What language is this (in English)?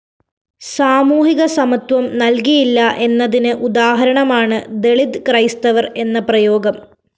Malayalam